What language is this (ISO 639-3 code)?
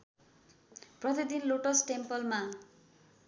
nep